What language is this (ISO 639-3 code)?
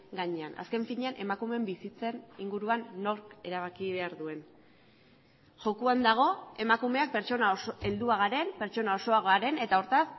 eus